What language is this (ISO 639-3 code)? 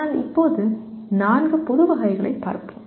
tam